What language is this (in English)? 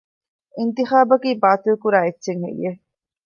Divehi